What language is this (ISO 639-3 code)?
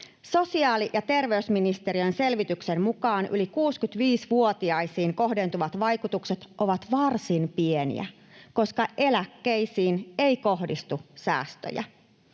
fin